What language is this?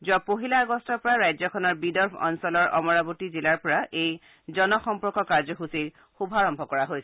Assamese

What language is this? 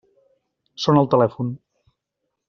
Catalan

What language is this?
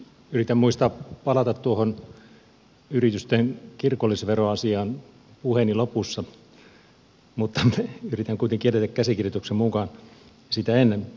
Finnish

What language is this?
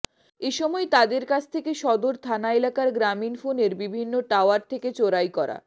Bangla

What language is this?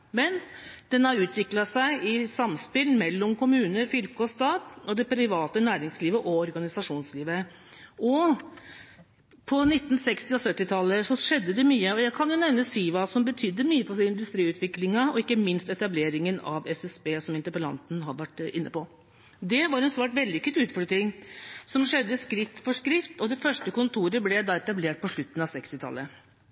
Norwegian Bokmål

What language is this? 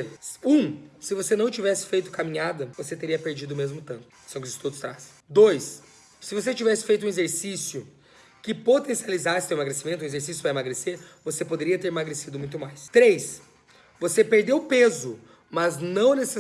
Portuguese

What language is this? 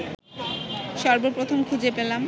Bangla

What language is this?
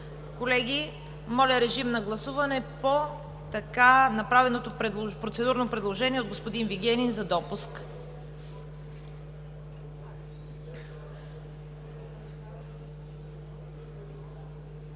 Bulgarian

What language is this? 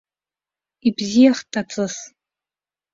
Abkhazian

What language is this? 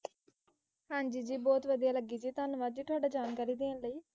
Punjabi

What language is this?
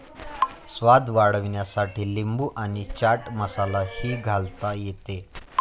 Marathi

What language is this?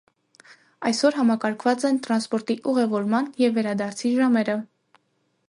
Armenian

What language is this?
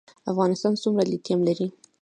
Pashto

